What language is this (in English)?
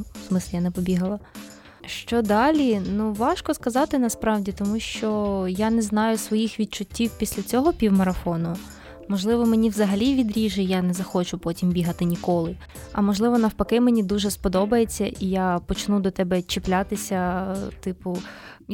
Ukrainian